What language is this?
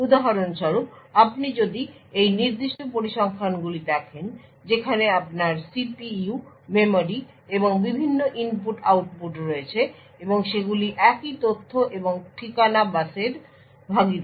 Bangla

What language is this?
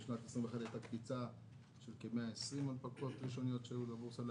Hebrew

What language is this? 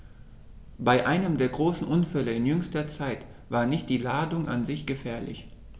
German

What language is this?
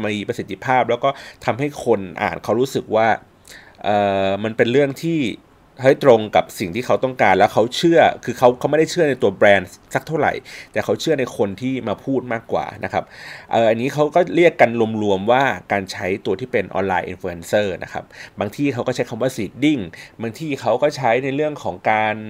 Thai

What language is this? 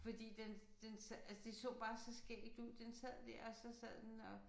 Danish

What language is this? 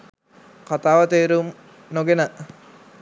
Sinhala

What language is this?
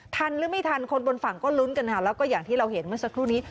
Thai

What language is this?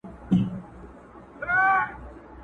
Pashto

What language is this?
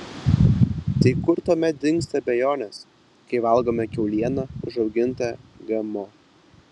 Lithuanian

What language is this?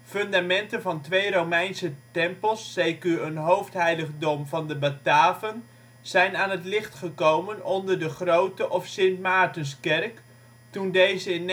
Dutch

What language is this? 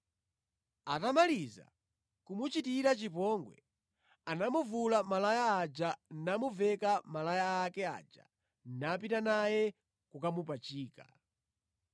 Nyanja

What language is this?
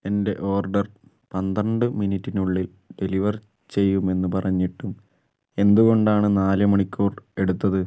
Malayalam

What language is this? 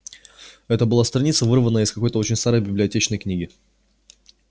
Russian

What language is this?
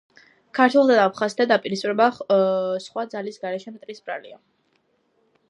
Georgian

